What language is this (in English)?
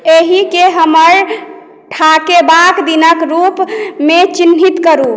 Maithili